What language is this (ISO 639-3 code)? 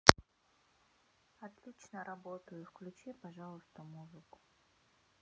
rus